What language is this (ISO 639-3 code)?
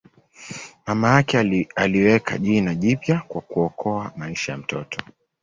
swa